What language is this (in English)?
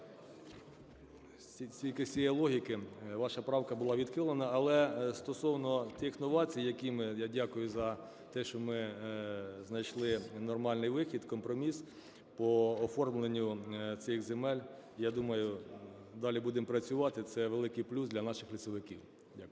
Ukrainian